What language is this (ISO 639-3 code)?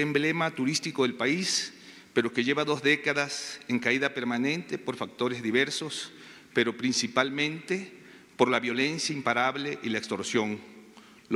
spa